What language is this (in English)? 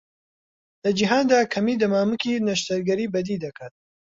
Central Kurdish